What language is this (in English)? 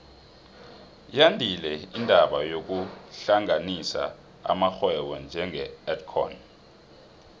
South Ndebele